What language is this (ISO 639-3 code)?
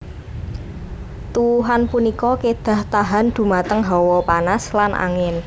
jav